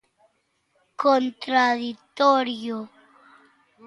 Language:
Galician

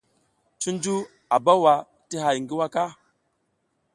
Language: South Giziga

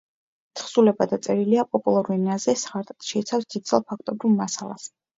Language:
Georgian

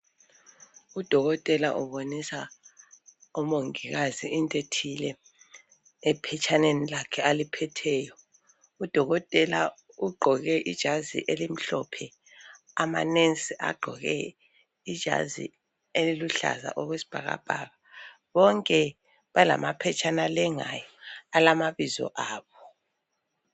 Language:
North Ndebele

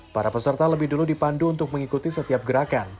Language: Indonesian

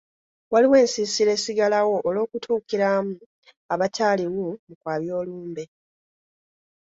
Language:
Ganda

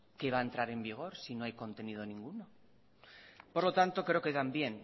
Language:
Spanish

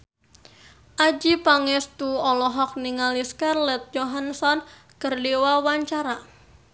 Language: Sundanese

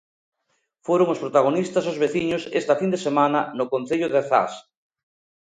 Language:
Galician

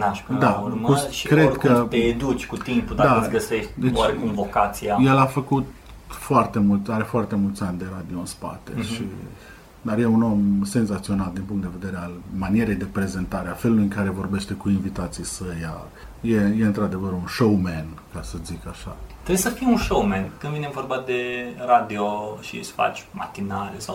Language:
Romanian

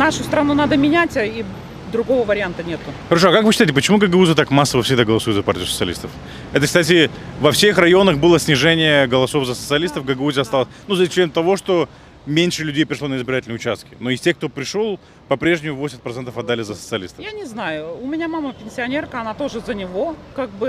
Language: Russian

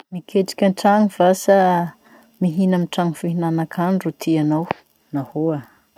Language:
Masikoro Malagasy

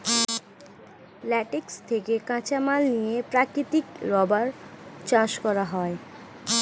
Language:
Bangla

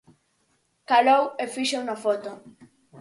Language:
Galician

